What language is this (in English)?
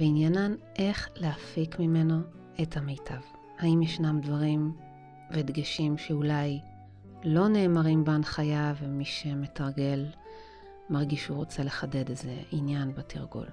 Hebrew